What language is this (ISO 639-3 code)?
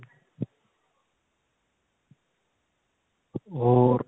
pan